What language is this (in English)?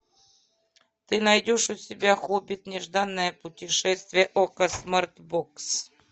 Russian